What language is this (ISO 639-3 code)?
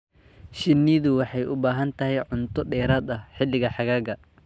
som